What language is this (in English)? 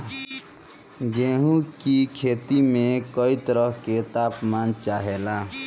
Bhojpuri